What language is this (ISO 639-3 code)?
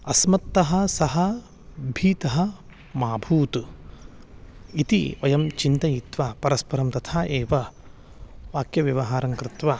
san